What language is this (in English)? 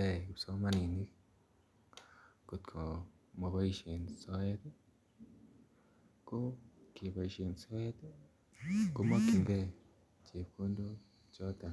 Kalenjin